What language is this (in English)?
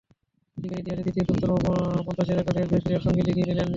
Bangla